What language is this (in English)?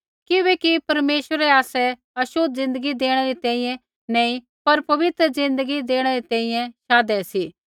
Kullu Pahari